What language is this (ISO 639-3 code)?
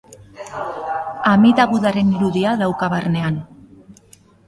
eus